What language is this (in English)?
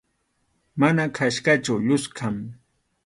Arequipa-La Unión Quechua